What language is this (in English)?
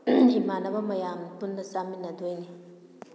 Manipuri